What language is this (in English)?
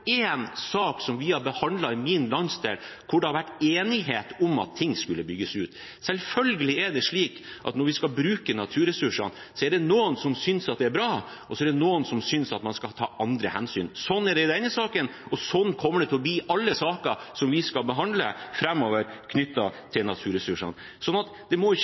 Norwegian Bokmål